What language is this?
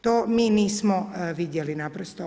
Croatian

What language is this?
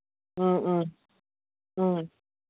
Manipuri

